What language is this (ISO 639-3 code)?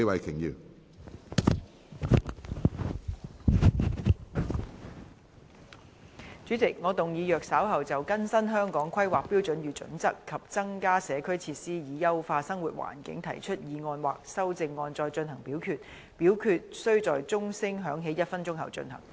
yue